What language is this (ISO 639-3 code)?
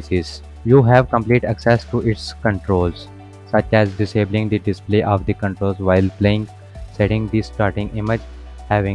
eng